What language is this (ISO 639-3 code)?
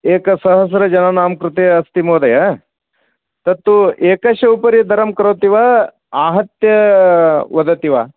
san